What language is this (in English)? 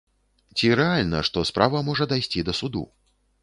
Belarusian